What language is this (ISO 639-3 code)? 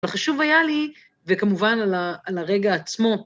heb